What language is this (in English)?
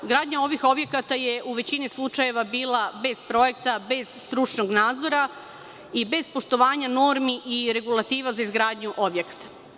Serbian